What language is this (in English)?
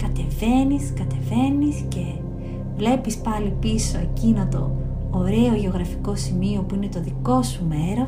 Greek